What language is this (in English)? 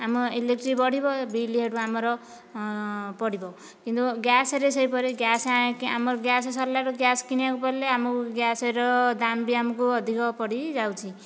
Odia